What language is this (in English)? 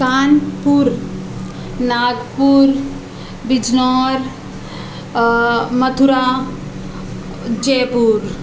Urdu